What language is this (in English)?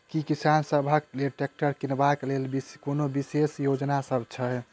Maithili